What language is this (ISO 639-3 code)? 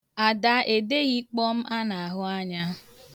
ibo